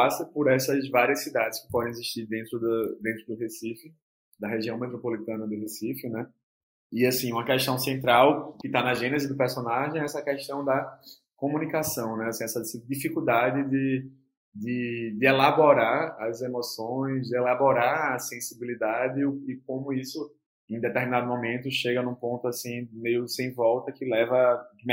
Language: Portuguese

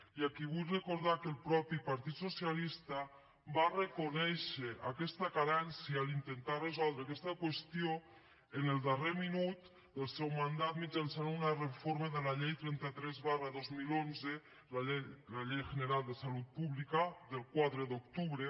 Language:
Catalan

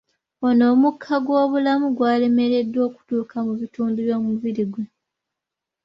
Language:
Ganda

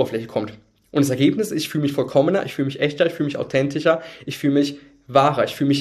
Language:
German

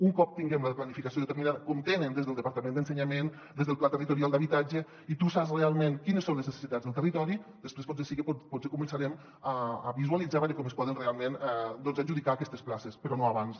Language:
Catalan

